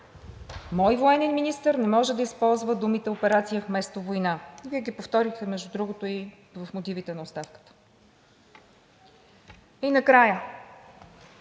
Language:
Bulgarian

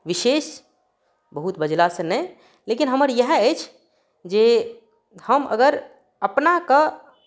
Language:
Maithili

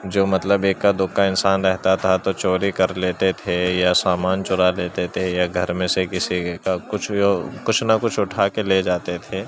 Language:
Urdu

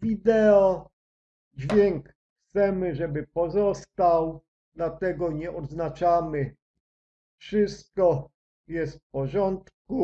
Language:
Polish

